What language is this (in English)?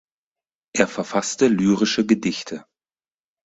German